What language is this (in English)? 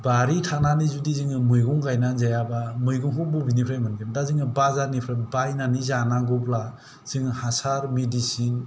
Bodo